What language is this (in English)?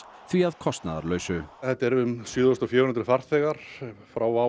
Icelandic